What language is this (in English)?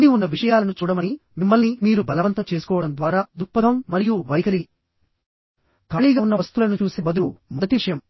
Telugu